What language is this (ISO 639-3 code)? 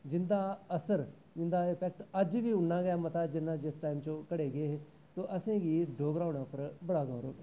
doi